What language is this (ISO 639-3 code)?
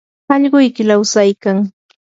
qur